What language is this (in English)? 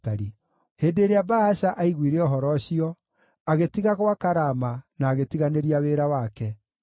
Kikuyu